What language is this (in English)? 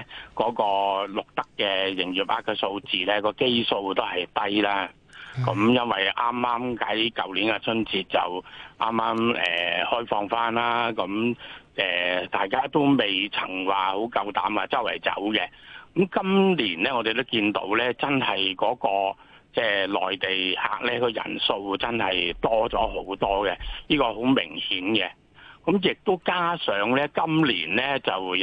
Chinese